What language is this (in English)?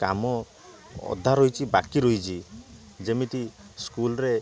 Odia